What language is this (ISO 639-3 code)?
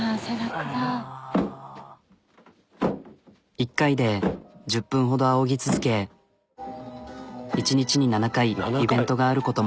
jpn